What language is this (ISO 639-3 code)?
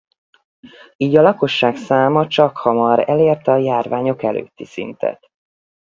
hun